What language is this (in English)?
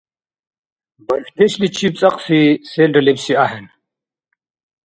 Dargwa